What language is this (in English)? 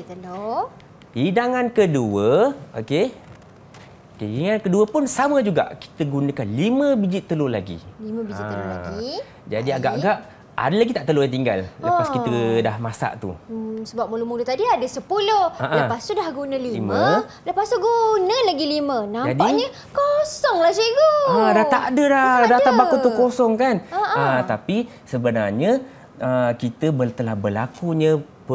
Malay